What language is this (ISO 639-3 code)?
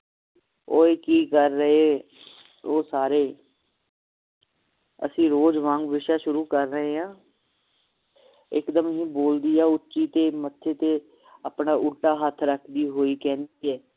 pan